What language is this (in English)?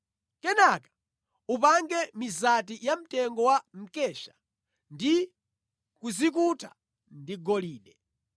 Nyanja